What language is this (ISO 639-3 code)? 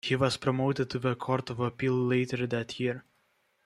eng